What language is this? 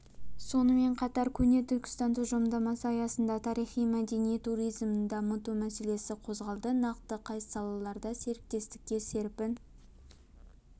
Kazakh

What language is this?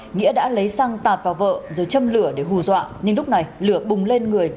Vietnamese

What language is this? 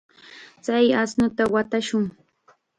Chiquián Ancash Quechua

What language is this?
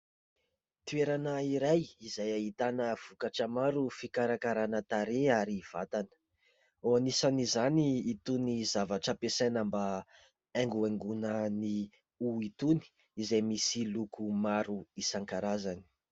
Malagasy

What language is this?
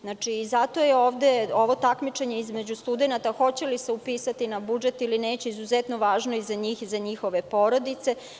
Serbian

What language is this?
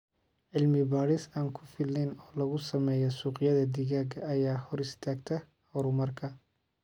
Somali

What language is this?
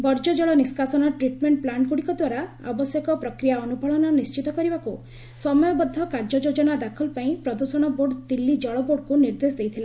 Odia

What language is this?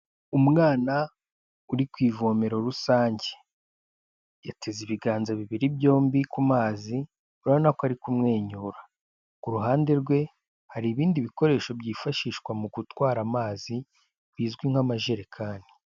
Kinyarwanda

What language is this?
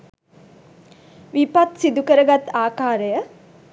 Sinhala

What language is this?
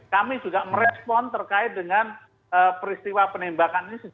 Indonesian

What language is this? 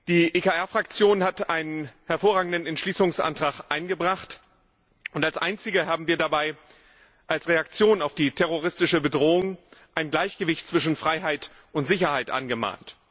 German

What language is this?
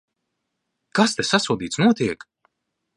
Latvian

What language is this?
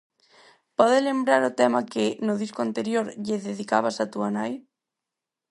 Galician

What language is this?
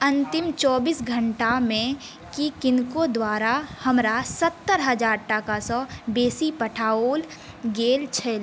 Maithili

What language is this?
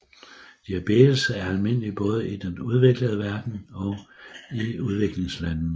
Danish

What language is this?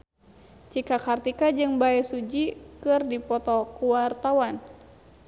Sundanese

